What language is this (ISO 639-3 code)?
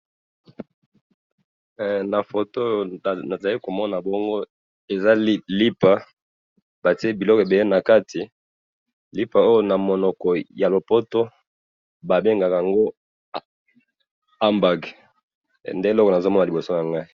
lin